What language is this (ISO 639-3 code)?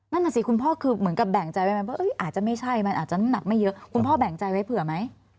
tha